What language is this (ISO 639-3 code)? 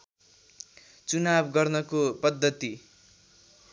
nep